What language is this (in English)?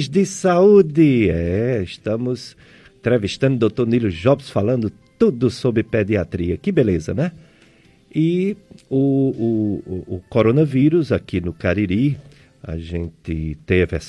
Portuguese